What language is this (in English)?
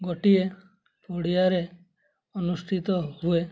Odia